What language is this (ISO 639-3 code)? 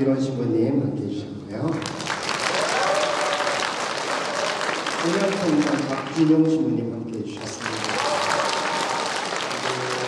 kor